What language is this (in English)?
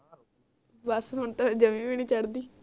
Punjabi